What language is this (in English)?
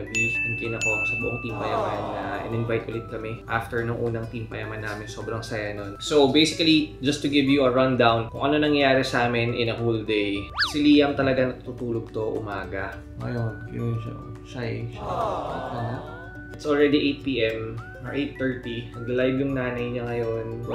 Filipino